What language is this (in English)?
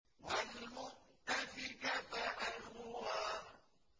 Arabic